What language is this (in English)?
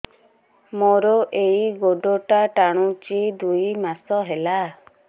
Odia